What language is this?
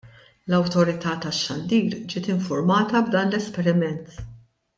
Maltese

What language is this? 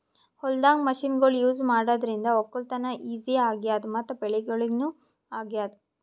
Kannada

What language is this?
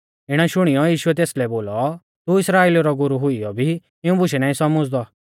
Mahasu Pahari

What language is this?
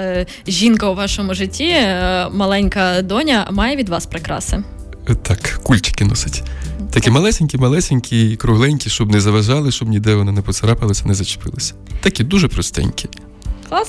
Ukrainian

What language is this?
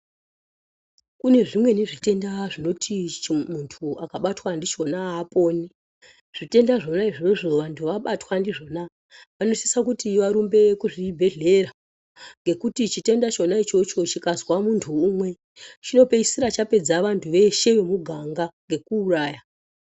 Ndau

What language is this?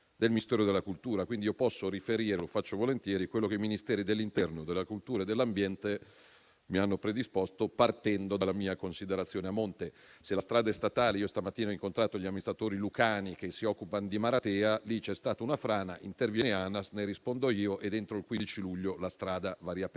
Italian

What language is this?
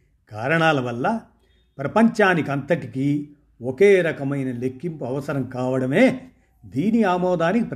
Telugu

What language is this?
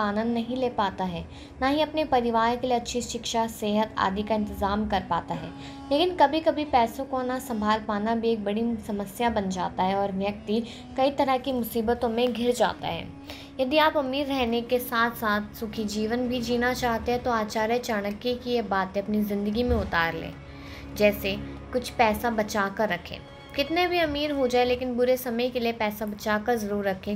Hindi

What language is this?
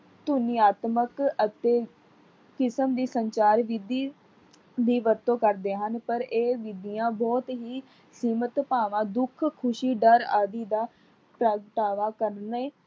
Punjabi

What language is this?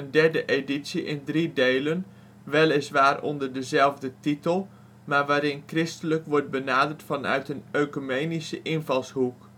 Dutch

